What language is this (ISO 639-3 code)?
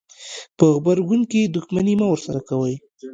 pus